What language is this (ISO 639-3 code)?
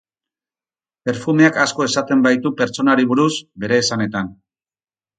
eus